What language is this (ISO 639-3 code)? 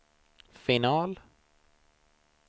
swe